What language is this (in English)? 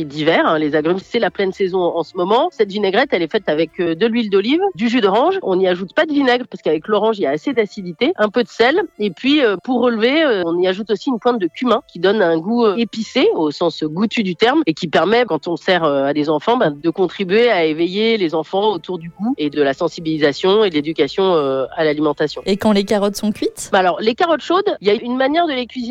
French